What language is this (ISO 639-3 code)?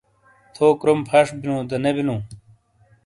scl